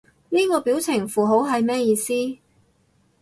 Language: Cantonese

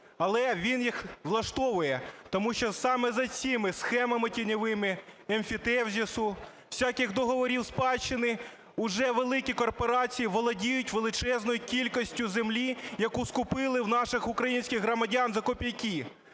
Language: Ukrainian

